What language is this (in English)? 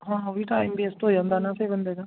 Punjabi